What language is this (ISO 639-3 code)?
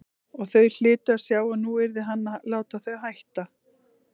isl